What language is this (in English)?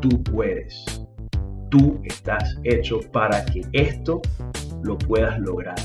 Spanish